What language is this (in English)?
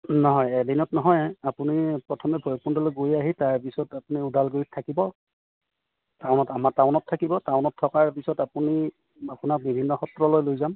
Assamese